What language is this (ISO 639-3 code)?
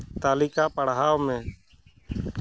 sat